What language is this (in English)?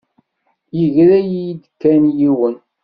Kabyle